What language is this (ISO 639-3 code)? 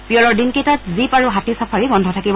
asm